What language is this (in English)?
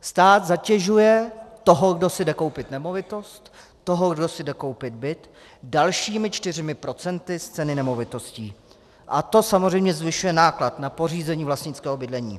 Czech